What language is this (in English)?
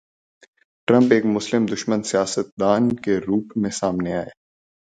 Urdu